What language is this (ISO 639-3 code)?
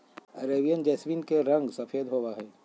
mag